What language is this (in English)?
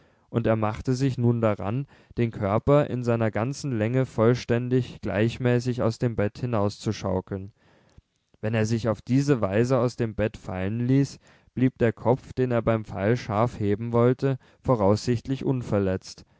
German